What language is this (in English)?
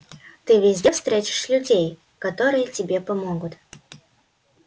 Russian